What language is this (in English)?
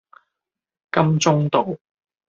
Cantonese